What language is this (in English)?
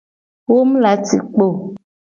Gen